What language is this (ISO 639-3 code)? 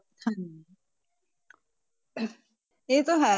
pan